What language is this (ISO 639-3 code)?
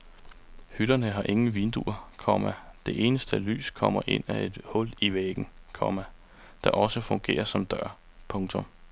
dan